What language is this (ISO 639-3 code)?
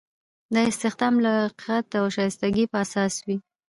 pus